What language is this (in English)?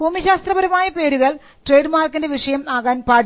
Malayalam